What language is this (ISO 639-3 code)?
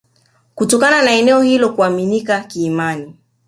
swa